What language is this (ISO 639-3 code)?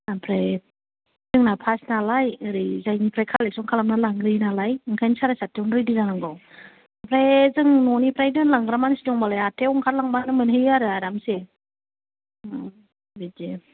brx